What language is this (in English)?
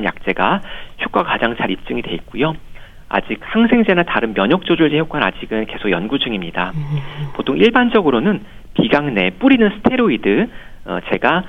Korean